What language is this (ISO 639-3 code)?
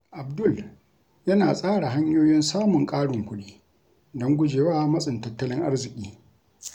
hau